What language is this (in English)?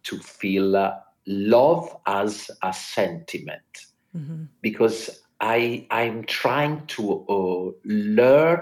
English